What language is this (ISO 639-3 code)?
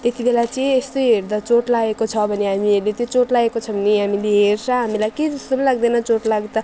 nep